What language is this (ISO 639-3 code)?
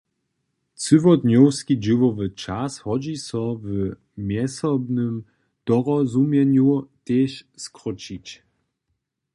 hsb